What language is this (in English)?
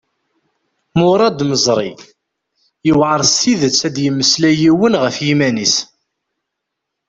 Kabyle